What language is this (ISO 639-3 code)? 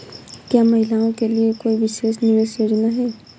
hin